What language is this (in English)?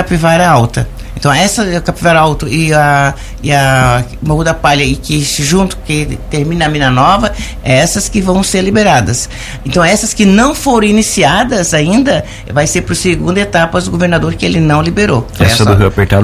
Portuguese